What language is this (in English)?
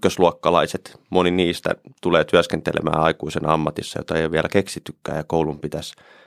Finnish